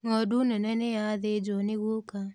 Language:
Kikuyu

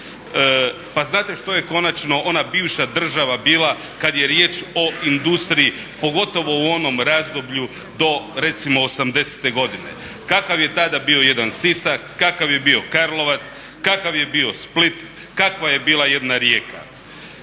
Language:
Croatian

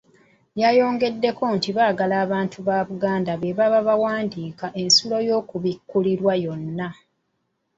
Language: Ganda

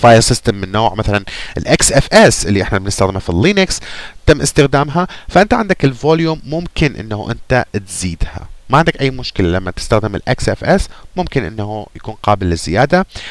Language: Arabic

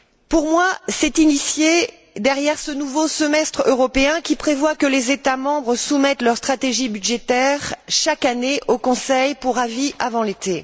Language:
French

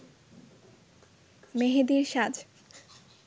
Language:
Bangla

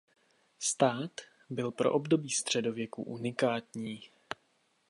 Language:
Czech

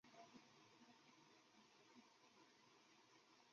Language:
Chinese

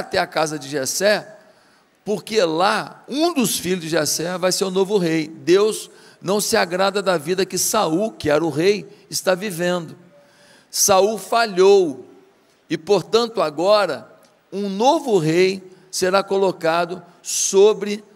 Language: Portuguese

